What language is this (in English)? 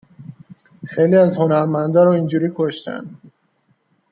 Persian